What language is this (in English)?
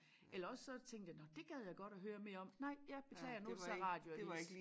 Danish